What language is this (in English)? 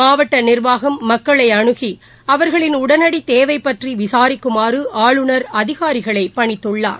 Tamil